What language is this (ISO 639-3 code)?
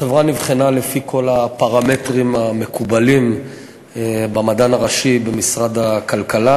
heb